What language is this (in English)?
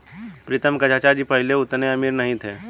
Hindi